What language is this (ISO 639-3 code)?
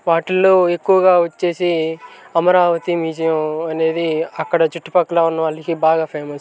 tel